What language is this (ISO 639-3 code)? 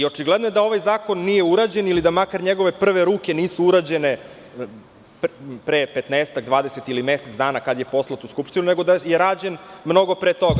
srp